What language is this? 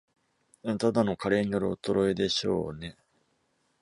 Japanese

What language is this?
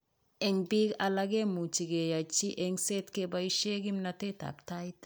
Kalenjin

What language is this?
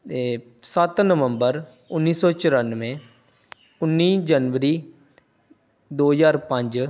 Punjabi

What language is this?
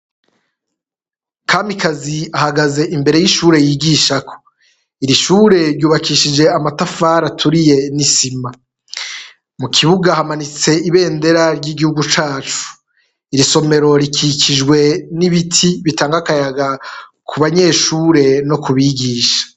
Rundi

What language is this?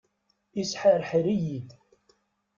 Kabyle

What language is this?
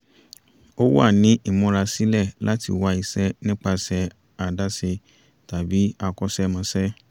Yoruba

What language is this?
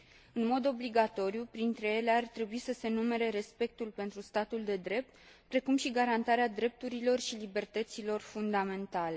Romanian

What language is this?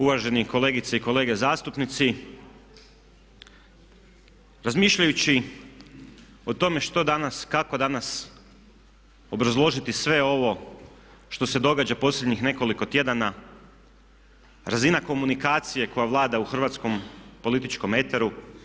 Croatian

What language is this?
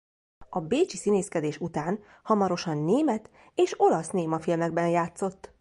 Hungarian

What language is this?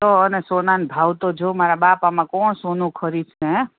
Gujarati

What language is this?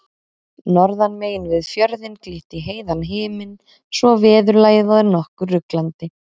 Icelandic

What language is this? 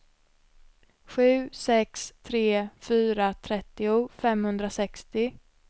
Swedish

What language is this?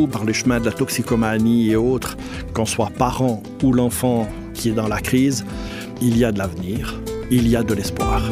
French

